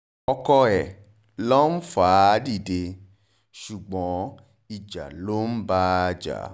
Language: Yoruba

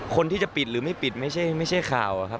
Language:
Thai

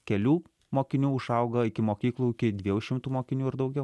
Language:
Lithuanian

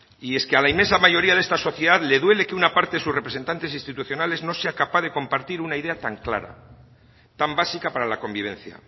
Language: Spanish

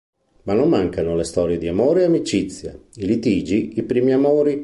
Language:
Italian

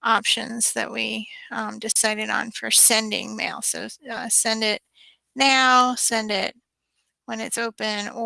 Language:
English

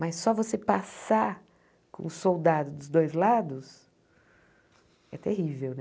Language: Portuguese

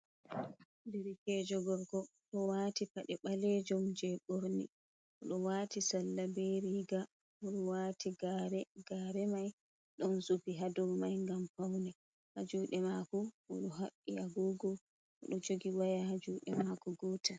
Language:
Fula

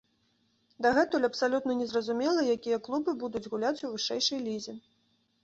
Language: Belarusian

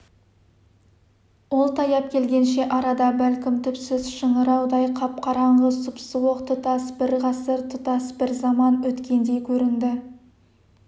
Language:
Kazakh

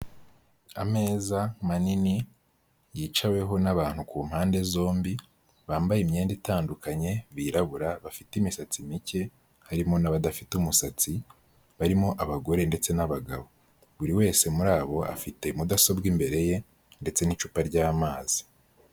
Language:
Kinyarwanda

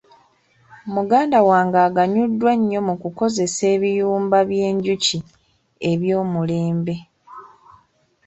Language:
Ganda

